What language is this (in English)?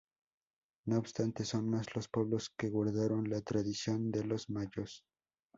Spanish